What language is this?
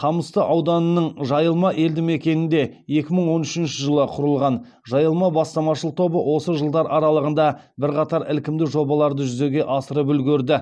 Kazakh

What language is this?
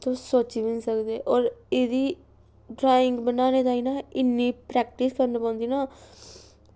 Dogri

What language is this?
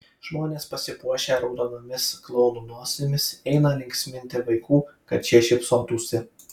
Lithuanian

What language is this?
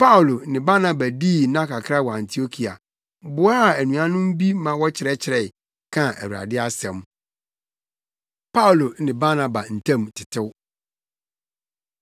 Akan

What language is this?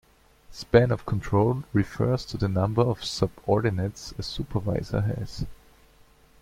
English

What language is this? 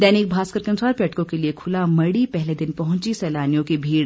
Hindi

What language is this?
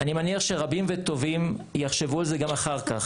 Hebrew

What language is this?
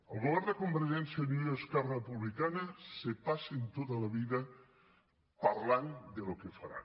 Catalan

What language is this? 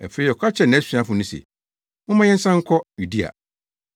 Akan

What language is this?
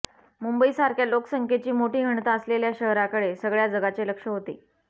Marathi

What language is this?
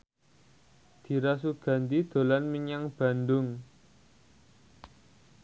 Javanese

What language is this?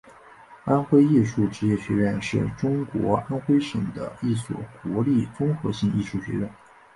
Chinese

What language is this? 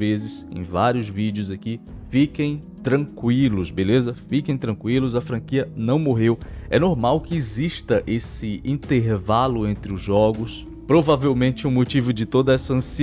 Portuguese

